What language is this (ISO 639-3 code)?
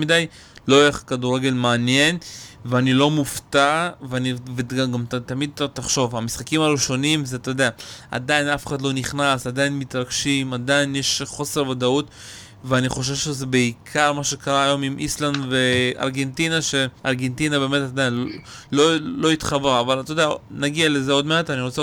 heb